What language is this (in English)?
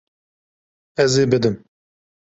Kurdish